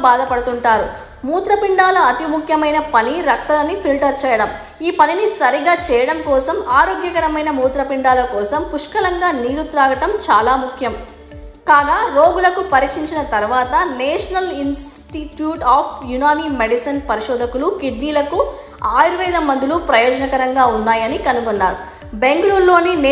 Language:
Telugu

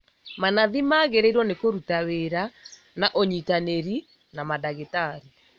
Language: Kikuyu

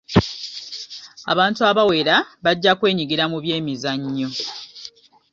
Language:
Ganda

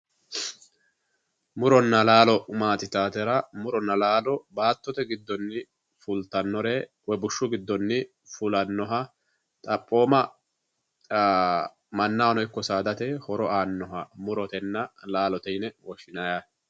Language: Sidamo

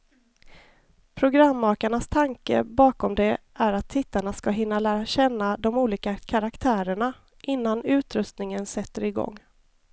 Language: Swedish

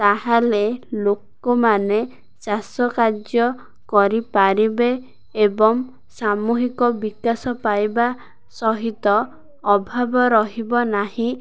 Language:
Odia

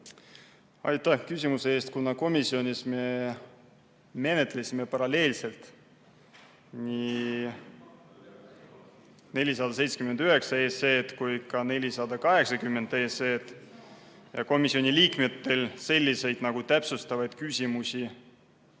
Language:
Estonian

